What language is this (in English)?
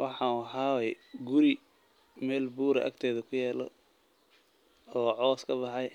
Somali